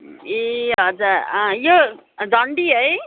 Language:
Nepali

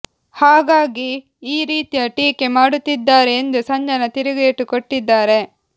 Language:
Kannada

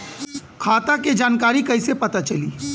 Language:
Bhojpuri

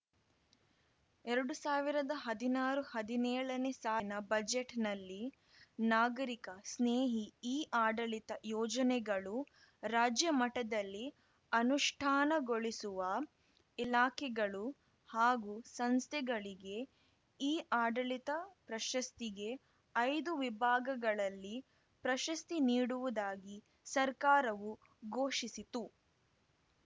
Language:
Kannada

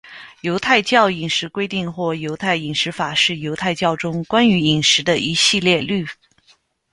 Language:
Chinese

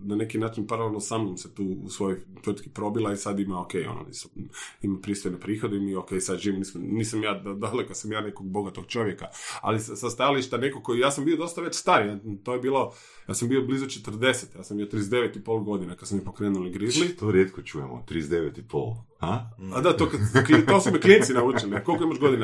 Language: Croatian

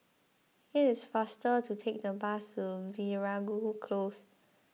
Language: English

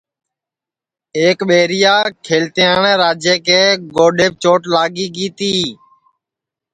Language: Sansi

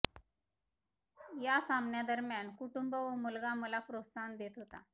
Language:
Marathi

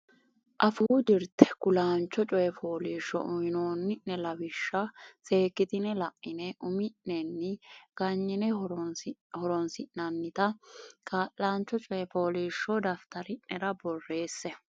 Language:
Sidamo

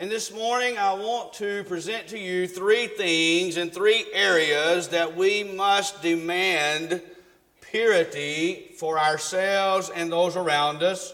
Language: English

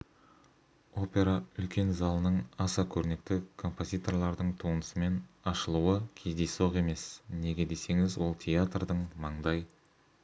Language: Kazakh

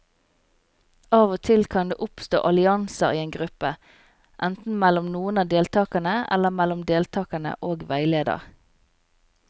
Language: Norwegian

